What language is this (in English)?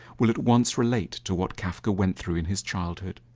English